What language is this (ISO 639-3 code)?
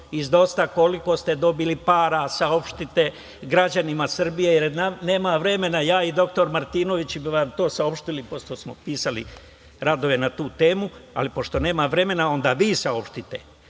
srp